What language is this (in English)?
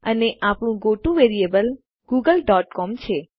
Gujarati